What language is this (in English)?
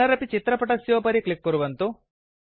Sanskrit